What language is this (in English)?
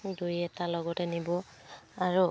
Assamese